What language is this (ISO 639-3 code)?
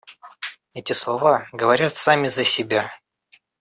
rus